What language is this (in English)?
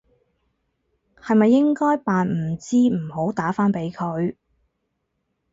Cantonese